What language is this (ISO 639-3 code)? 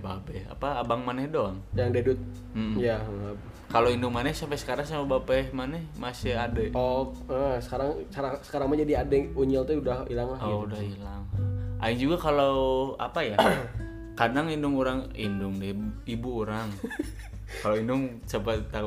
ind